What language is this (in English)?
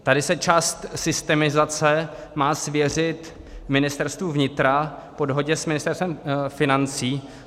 Czech